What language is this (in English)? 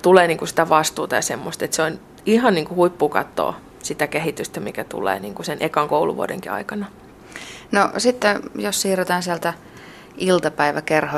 Finnish